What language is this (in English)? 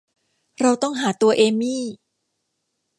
Thai